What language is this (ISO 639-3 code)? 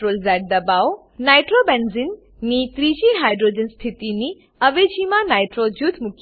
guj